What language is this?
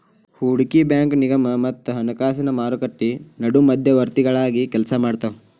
Kannada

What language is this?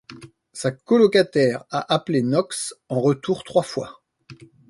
French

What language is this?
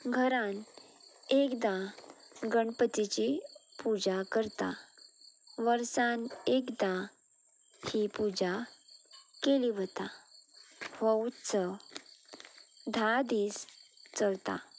Konkani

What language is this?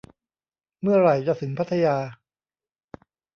Thai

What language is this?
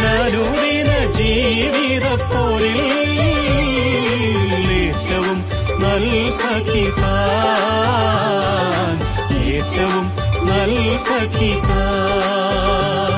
Malayalam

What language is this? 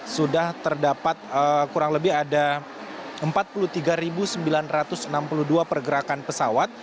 Indonesian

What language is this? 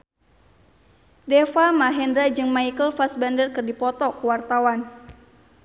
Sundanese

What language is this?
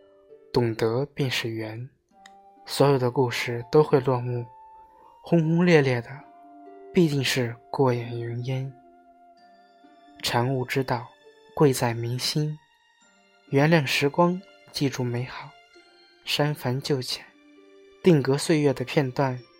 Chinese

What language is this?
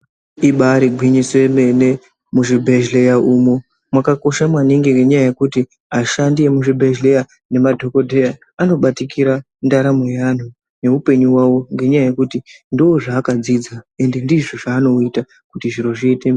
Ndau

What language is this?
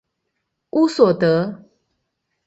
Chinese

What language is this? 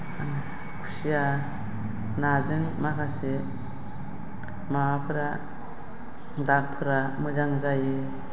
Bodo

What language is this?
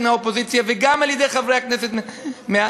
Hebrew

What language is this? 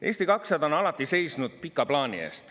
Estonian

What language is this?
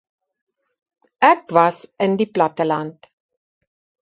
Afrikaans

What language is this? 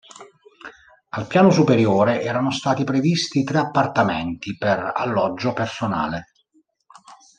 Italian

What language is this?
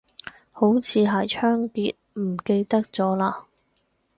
Cantonese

